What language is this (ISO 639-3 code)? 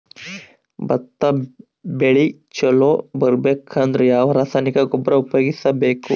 kan